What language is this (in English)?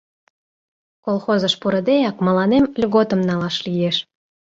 Mari